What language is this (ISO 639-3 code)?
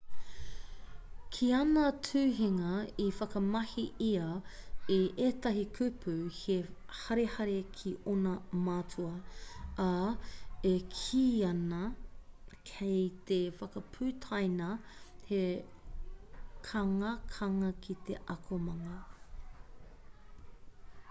mri